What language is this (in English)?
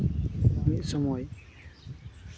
Santali